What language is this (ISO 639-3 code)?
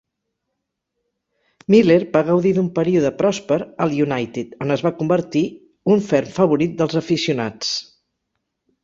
cat